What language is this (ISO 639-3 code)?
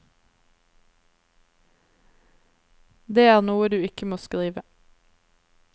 nor